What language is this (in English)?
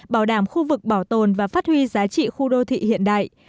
Vietnamese